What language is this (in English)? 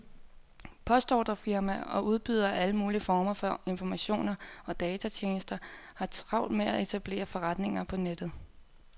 Danish